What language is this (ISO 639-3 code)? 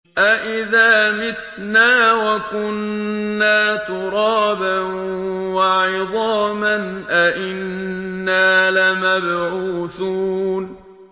ara